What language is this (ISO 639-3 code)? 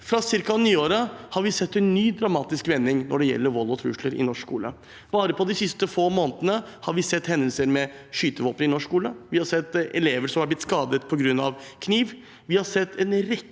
nor